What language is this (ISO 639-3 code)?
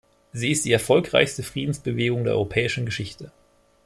deu